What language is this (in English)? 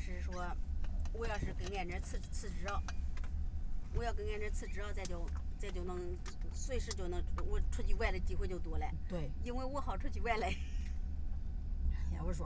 Chinese